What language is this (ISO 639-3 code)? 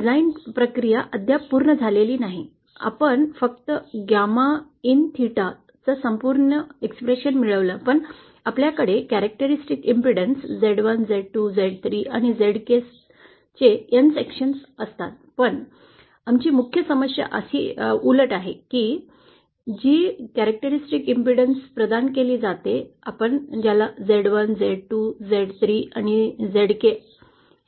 mar